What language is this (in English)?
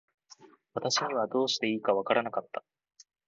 Japanese